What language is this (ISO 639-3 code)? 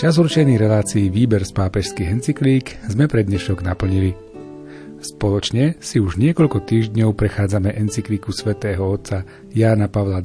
slk